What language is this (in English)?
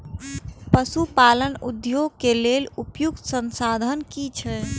Maithili